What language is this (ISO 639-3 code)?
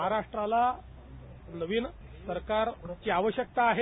mar